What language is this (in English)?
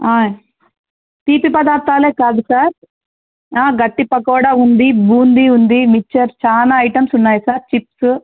Telugu